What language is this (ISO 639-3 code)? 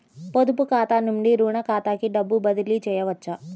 tel